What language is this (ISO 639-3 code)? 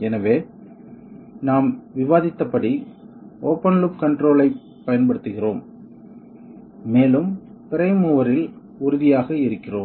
tam